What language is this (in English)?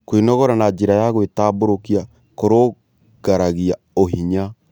Kikuyu